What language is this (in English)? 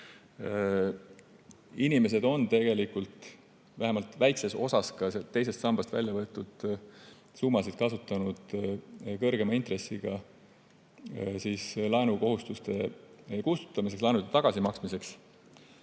Estonian